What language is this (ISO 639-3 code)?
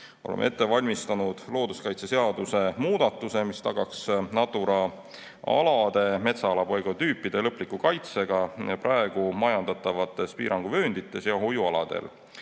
est